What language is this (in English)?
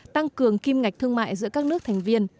Vietnamese